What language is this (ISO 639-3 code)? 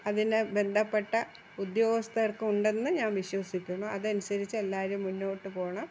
mal